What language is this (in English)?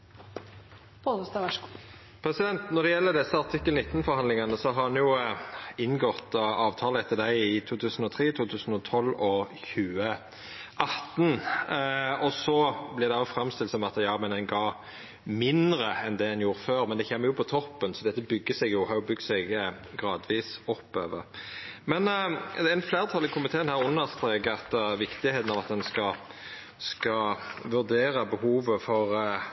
Norwegian